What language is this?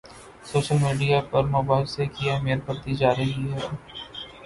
Urdu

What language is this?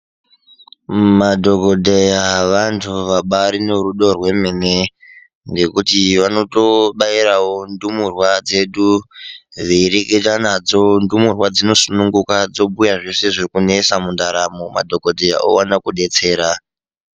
Ndau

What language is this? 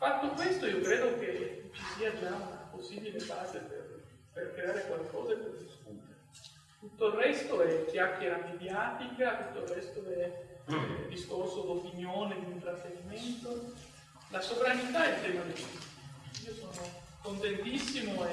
Italian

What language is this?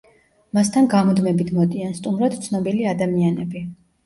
Georgian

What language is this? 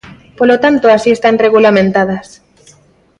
Galician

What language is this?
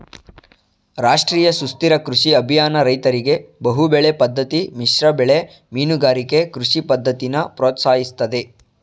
Kannada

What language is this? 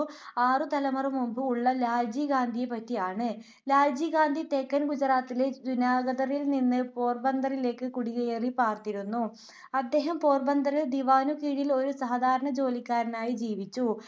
Malayalam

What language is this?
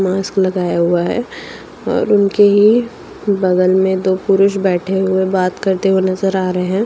Hindi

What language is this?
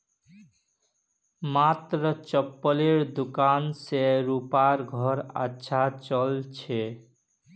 Magahi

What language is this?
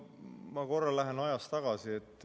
Estonian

